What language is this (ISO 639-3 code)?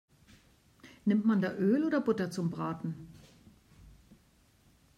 deu